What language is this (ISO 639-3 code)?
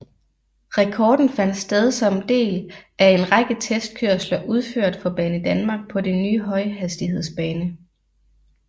dan